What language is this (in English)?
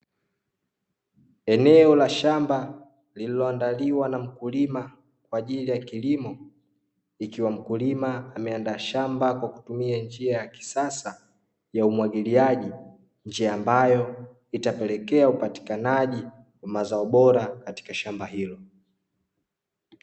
Swahili